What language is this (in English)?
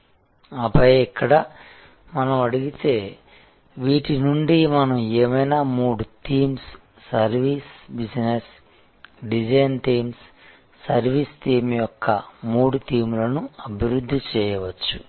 Telugu